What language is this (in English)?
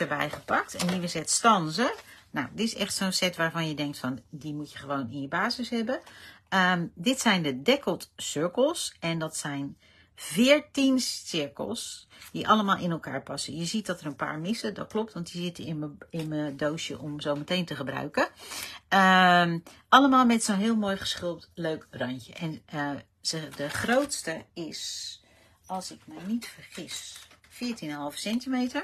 Dutch